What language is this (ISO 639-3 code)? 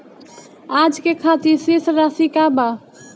bho